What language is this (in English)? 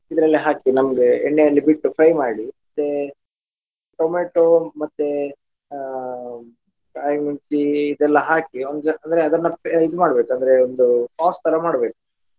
Kannada